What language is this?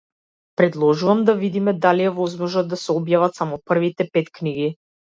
Macedonian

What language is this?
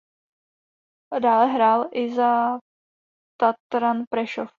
Czech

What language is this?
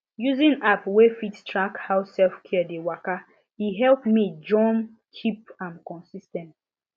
Nigerian Pidgin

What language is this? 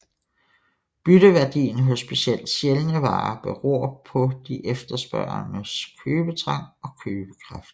Danish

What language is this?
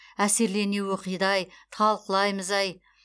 Kazakh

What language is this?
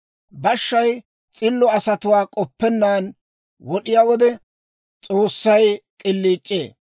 Dawro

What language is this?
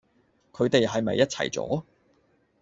Cantonese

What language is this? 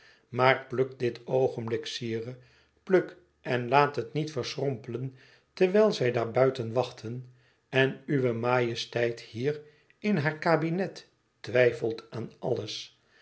Dutch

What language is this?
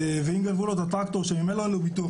Hebrew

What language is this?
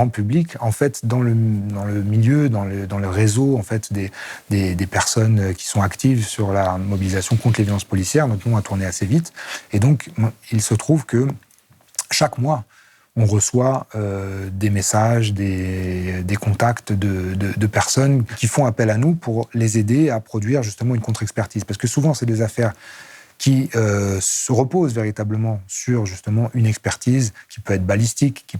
French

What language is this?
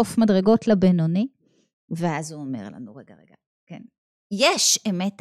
Hebrew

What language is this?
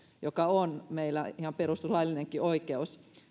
Finnish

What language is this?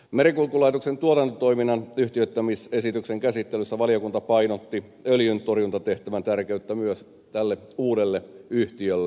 Finnish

